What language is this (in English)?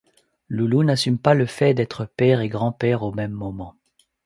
French